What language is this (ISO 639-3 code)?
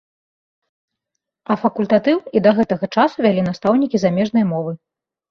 bel